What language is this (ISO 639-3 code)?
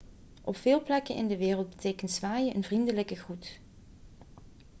nld